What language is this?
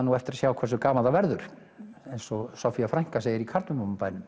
Icelandic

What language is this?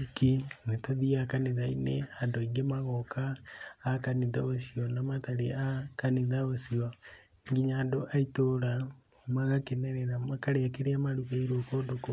Kikuyu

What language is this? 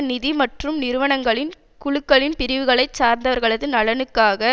Tamil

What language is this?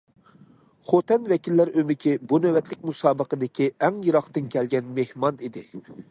Uyghur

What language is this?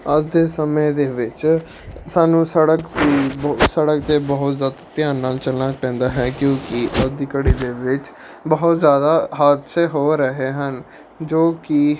Punjabi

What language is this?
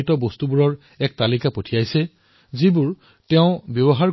Assamese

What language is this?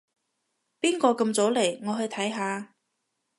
Cantonese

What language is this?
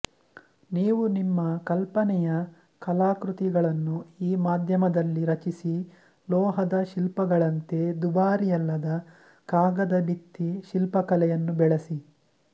Kannada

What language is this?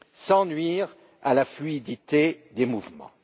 French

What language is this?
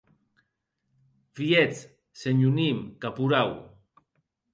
Occitan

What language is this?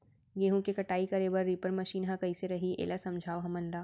Chhattisgarhi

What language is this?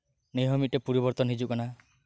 Santali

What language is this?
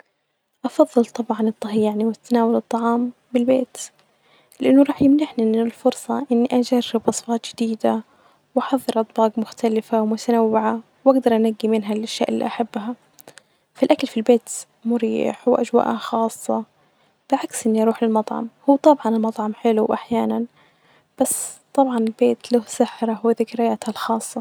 Najdi Arabic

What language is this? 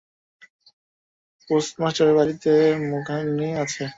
Bangla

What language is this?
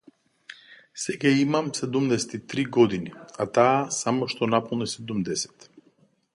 Macedonian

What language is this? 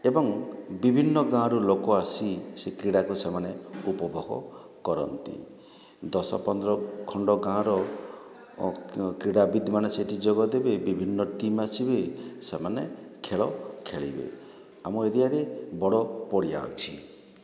Odia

